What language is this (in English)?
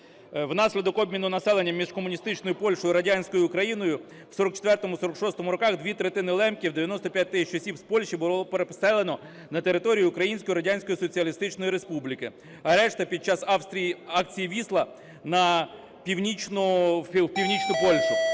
Ukrainian